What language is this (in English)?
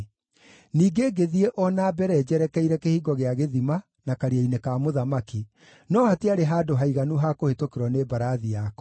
Kikuyu